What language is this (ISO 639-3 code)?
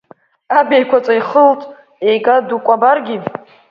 abk